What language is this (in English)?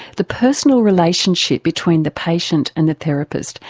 English